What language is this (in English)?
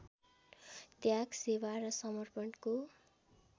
Nepali